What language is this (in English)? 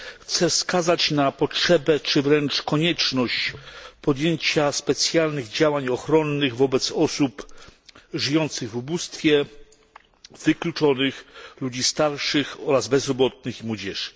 Polish